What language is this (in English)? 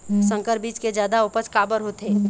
Chhattisgarhi